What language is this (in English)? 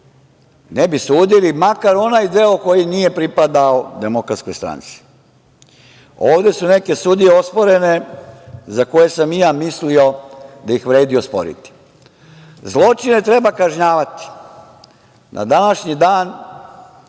Serbian